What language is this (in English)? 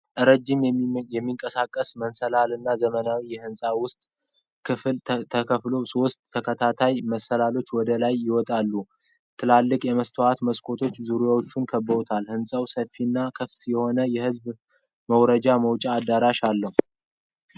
Amharic